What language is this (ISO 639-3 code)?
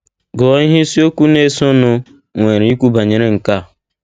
ibo